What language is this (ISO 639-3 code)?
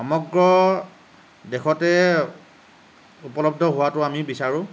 asm